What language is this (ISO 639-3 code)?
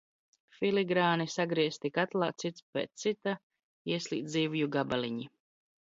lav